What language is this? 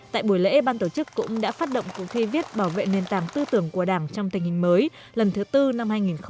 Vietnamese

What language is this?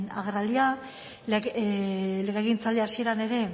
Basque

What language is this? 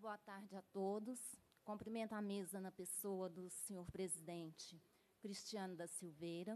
Portuguese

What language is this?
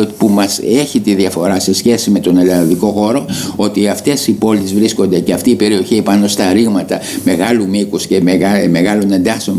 Greek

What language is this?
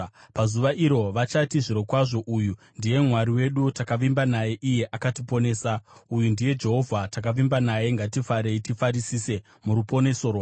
Shona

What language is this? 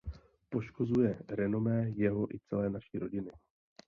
Czech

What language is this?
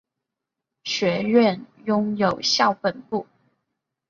Chinese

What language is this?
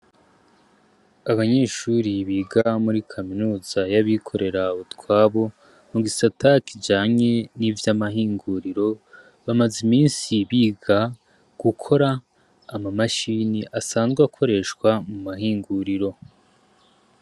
Rundi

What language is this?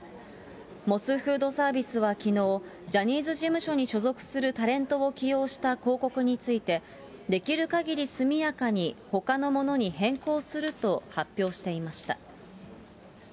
Japanese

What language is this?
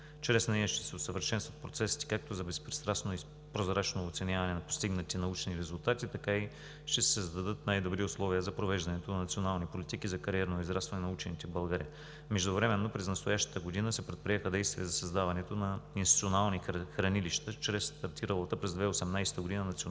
Bulgarian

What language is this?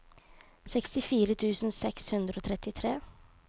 Norwegian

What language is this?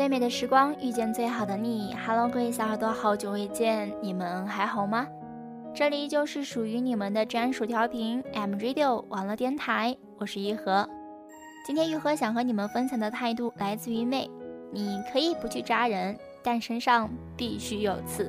Chinese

